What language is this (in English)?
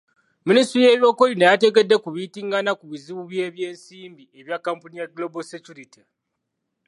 Ganda